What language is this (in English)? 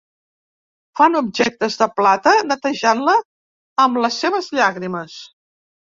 Catalan